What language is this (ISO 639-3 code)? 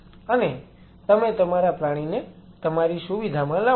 guj